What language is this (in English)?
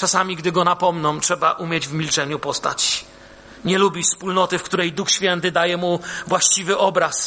Polish